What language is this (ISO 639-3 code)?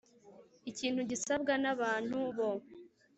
kin